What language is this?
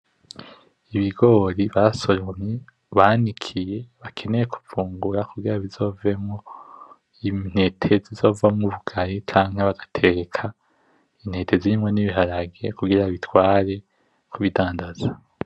Rundi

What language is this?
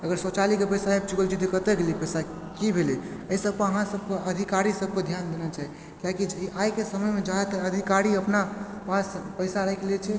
Maithili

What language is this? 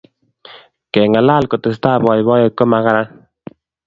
Kalenjin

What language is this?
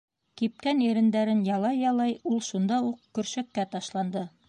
Bashkir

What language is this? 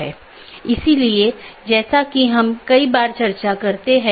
Hindi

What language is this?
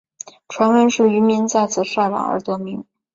Chinese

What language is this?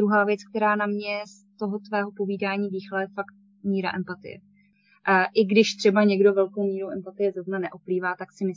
Czech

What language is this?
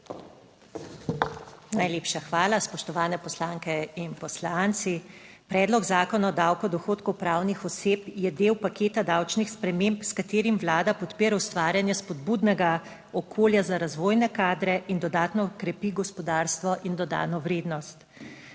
Slovenian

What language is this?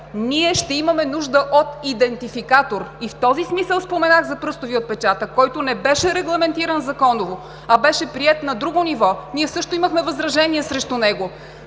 Bulgarian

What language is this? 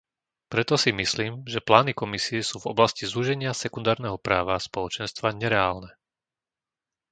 Slovak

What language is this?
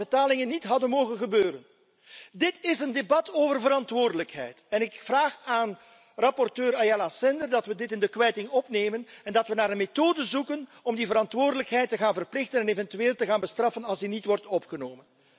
Dutch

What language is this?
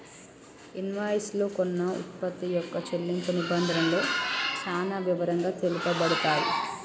Telugu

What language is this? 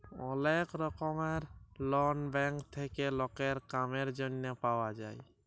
Bangla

